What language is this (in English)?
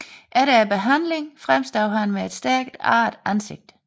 Danish